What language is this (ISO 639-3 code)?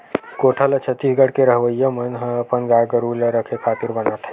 hne